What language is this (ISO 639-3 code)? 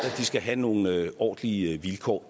dan